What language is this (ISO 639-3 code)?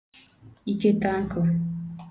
ibo